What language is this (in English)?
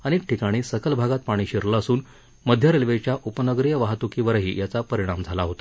Marathi